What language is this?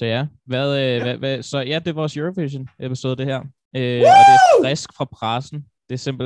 Danish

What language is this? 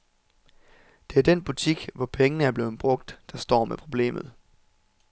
Danish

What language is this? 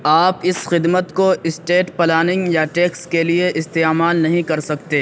Urdu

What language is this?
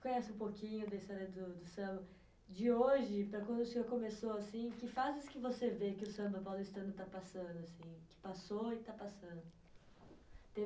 Portuguese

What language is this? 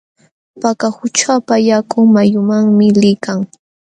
Jauja Wanca Quechua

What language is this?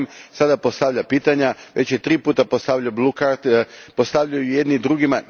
Croatian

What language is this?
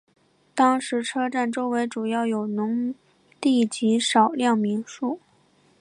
Chinese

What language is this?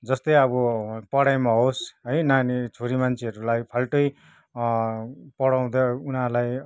Nepali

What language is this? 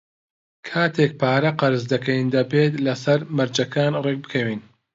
Central Kurdish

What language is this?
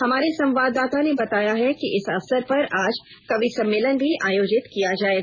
Hindi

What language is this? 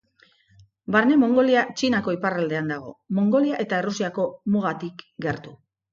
Basque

